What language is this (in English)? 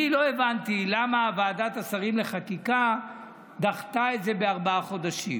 Hebrew